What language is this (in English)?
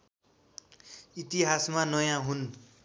Nepali